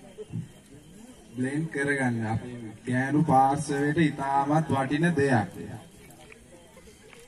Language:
Arabic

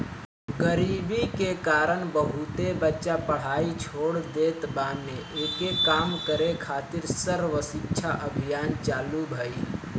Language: Bhojpuri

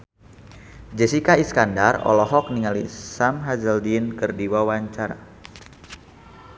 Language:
Sundanese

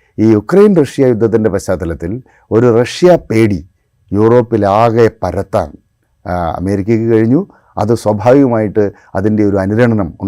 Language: Malayalam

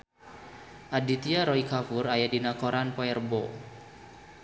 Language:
Sundanese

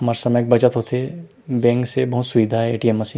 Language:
Chhattisgarhi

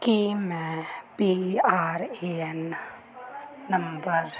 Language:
Punjabi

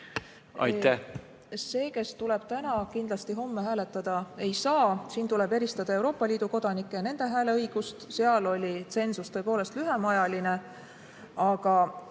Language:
Estonian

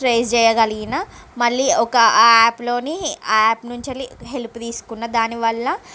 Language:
Telugu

